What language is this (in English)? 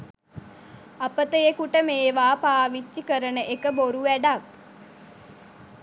Sinhala